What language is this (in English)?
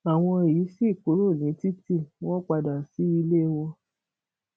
Yoruba